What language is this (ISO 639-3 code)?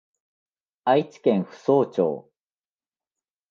jpn